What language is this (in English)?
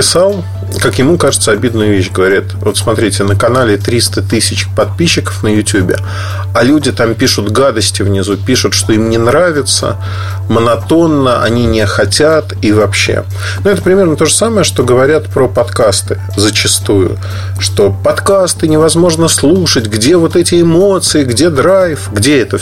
Russian